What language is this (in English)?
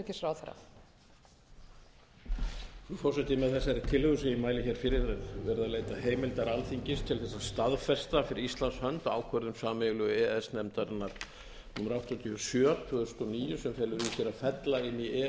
Icelandic